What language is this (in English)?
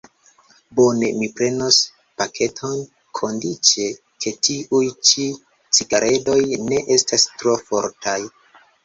Esperanto